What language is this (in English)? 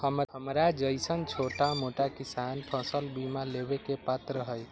Magahi